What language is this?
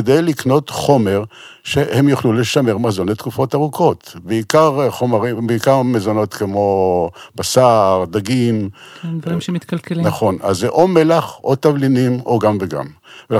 Hebrew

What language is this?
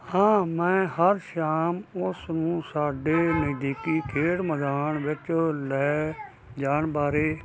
Punjabi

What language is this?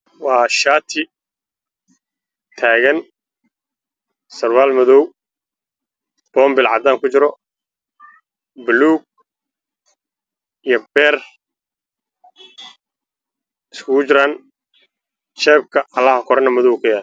Somali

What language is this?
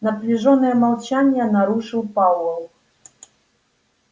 Russian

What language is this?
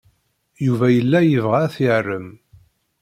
Kabyle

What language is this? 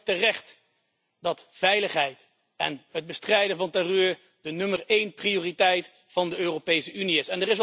Dutch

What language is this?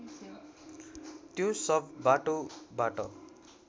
Nepali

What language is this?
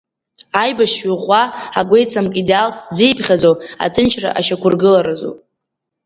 Abkhazian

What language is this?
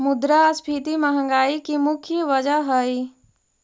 Magahi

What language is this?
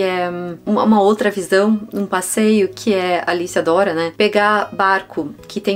Portuguese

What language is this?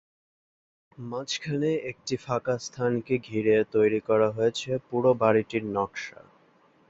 Bangla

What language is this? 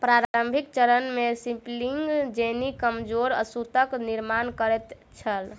Maithili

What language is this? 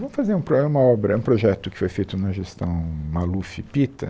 Portuguese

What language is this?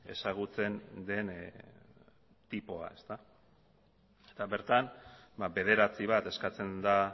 Basque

